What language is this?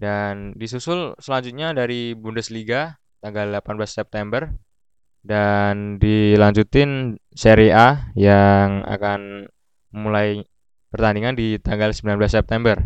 Indonesian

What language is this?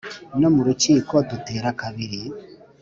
Kinyarwanda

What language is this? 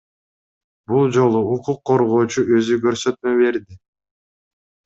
Kyrgyz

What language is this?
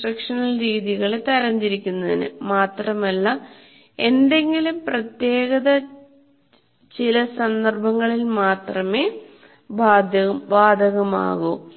Malayalam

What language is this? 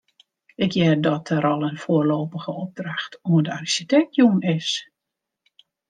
Western Frisian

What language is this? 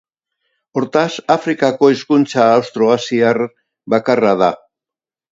Basque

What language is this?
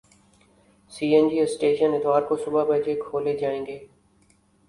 Urdu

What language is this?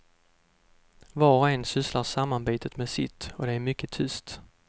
Swedish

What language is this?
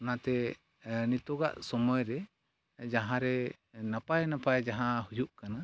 Santali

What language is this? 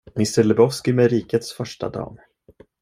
Swedish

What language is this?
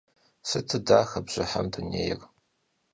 Kabardian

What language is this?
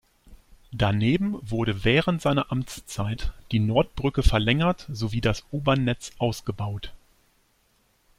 German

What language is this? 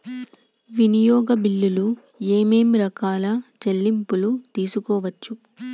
Telugu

